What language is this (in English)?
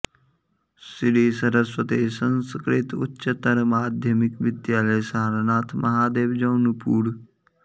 Sanskrit